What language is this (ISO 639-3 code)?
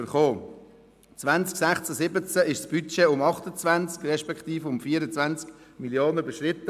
gsw